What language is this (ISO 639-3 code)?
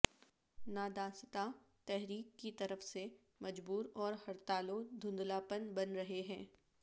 urd